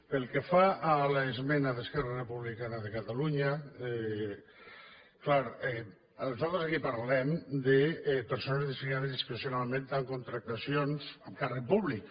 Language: Catalan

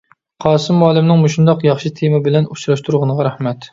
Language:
Uyghur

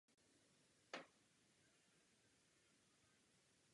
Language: Czech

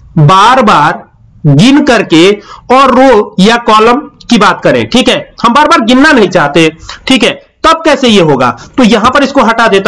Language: Hindi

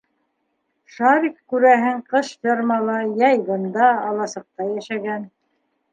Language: Bashkir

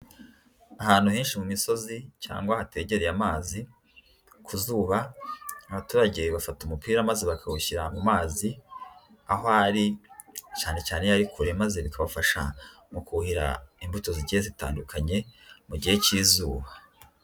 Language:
Kinyarwanda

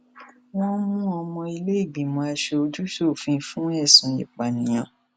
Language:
Yoruba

